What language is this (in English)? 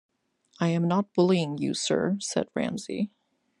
English